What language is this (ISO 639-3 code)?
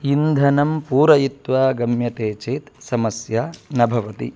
san